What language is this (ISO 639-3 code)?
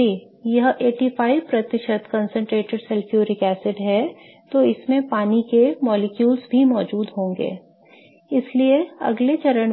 hin